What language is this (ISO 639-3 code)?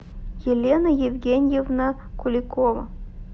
rus